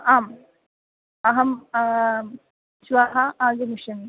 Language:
Sanskrit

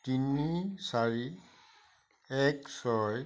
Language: Assamese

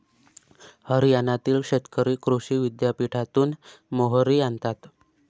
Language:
Marathi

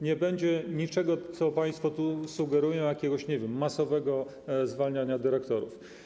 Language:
Polish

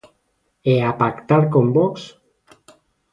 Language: Galician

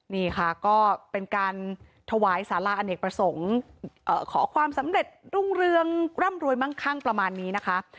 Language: Thai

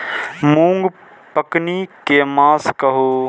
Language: Maithili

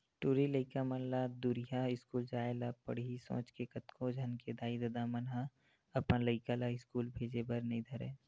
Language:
Chhattisgarhi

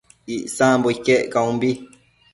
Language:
Matsés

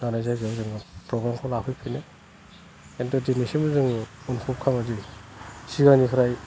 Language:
Bodo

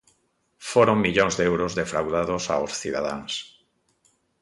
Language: Galician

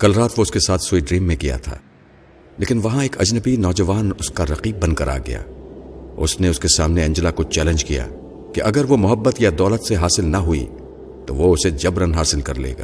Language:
Urdu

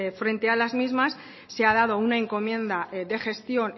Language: Spanish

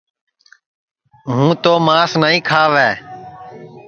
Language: Sansi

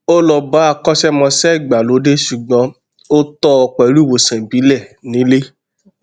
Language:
Yoruba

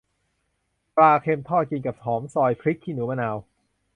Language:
Thai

